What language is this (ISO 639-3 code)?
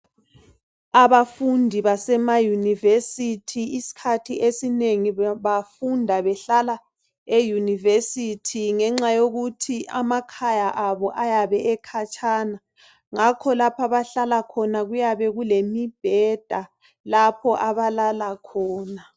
nde